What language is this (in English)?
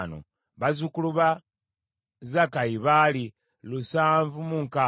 Ganda